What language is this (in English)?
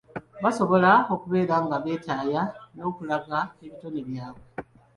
Ganda